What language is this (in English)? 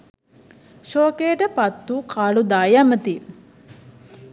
Sinhala